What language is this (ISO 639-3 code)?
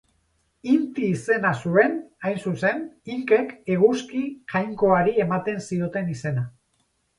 eus